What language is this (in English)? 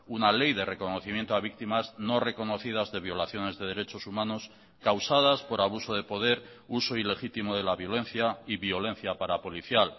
Spanish